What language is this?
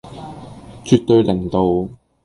Cantonese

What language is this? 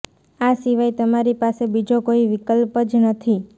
Gujarati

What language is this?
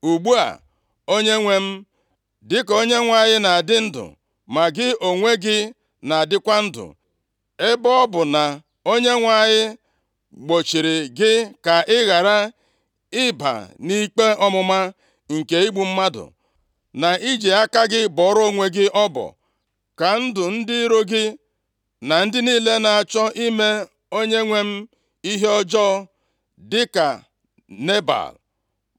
Igbo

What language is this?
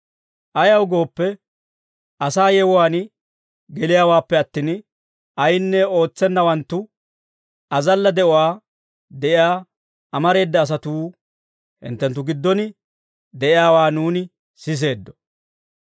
Dawro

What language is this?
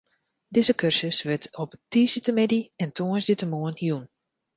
Western Frisian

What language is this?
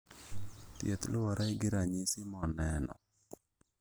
Luo (Kenya and Tanzania)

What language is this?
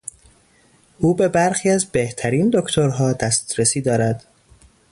Persian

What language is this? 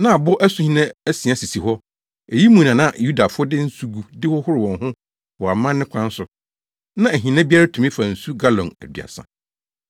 Akan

